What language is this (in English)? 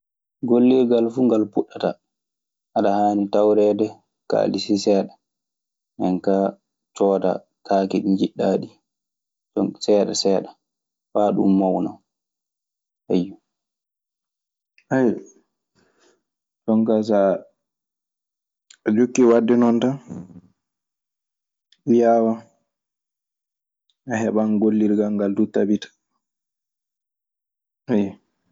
Maasina Fulfulde